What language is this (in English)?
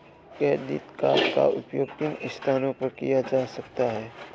Hindi